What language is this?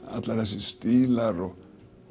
Icelandic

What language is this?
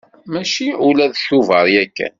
Kabyle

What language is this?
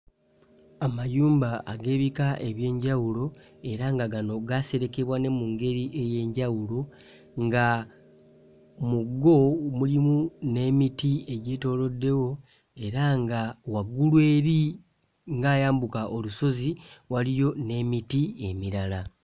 Ganda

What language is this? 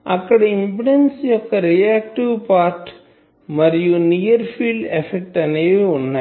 Telugu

